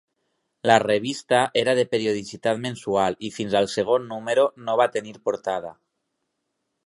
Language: Catalan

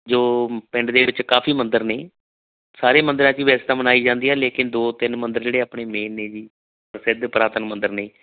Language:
Punjabi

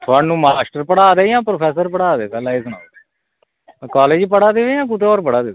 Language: Dogri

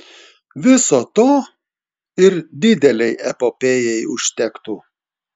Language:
Lithuanian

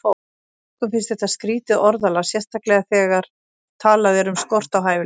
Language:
Icelandic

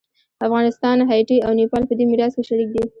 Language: Pashto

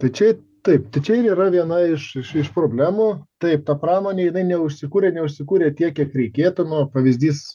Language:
Lithuanian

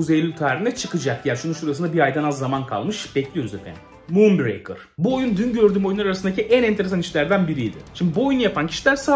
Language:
Turkish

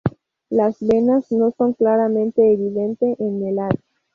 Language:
Spanish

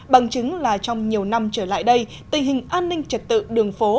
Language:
Vietnamese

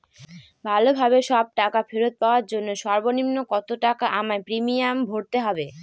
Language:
Bangla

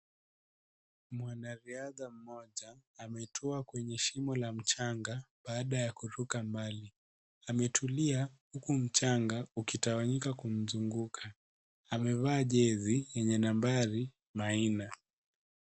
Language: Swahili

